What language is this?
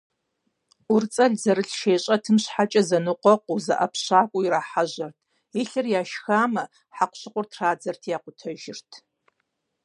Kabardian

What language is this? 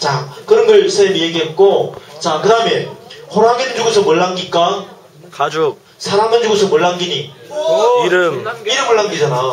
Korean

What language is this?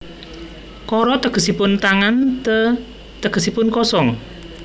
Javanese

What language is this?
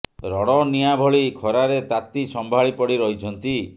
Odia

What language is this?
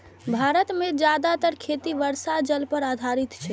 Maithili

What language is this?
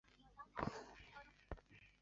Chinese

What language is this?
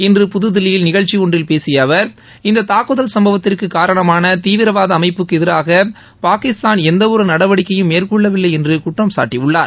Tamil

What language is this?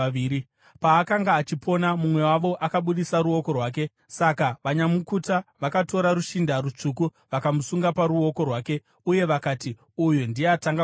Shona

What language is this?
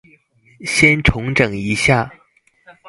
Chinese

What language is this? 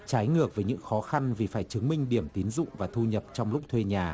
Vietnamese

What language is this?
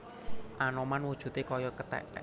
Javanese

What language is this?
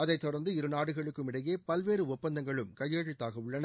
Tamil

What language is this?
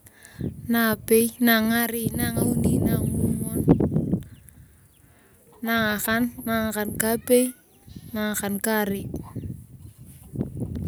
Turkana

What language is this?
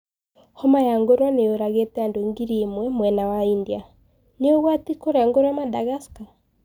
Kikuyu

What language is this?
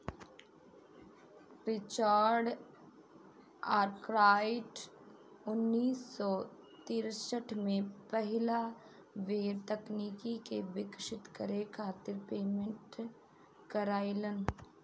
Bhojpuri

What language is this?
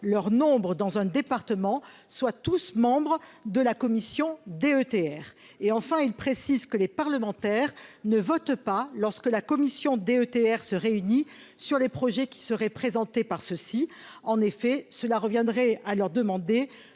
French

